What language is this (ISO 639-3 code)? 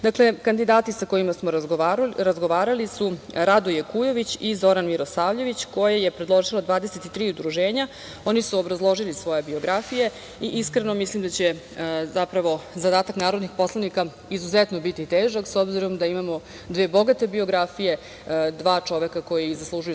srp